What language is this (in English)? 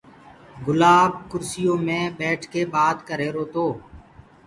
Gurgula